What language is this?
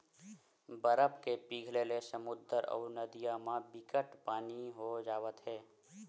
Chhattisgarhi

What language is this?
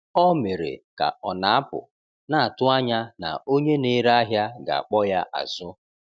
Igbo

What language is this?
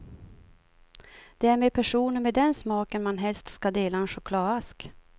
Swedish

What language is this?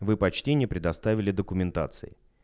Russian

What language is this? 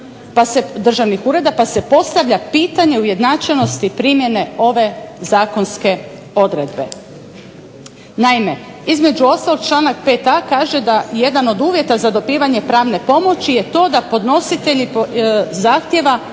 Croatian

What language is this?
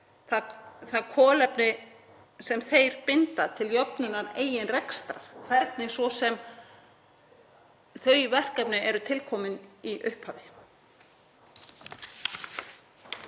Icelandic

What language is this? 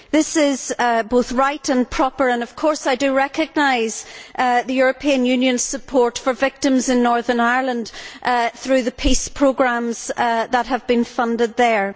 English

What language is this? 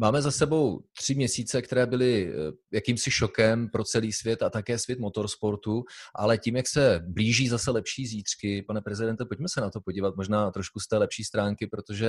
Czech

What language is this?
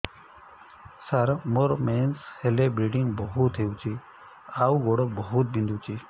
Odia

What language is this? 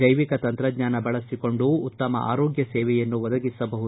Kannada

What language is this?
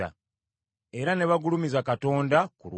Ganda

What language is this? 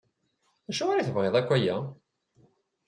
Kabyle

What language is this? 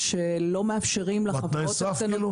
Hebrew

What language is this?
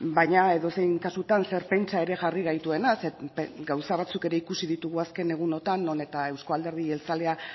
Basque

